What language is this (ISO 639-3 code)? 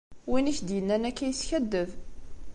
kab